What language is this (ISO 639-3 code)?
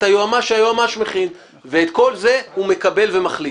heb